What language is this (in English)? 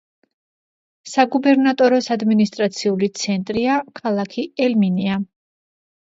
Georgian